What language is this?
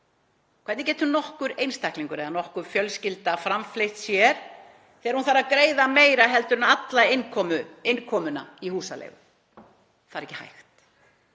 Icelandic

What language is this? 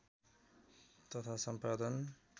Nepali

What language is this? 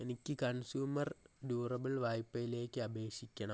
Malayalam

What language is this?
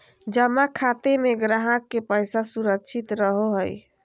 Magahi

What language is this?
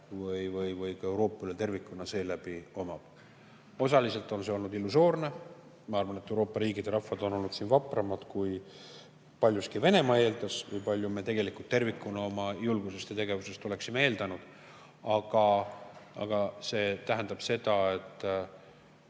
Estonian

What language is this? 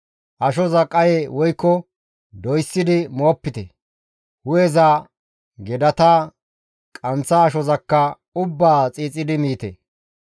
Gamo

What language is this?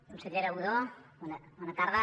Catalan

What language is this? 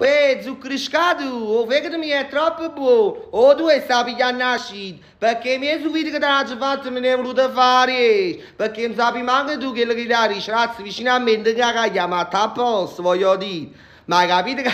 Italian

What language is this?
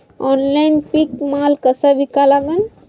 Marathi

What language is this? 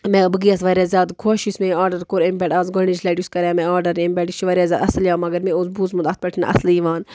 Kashmiri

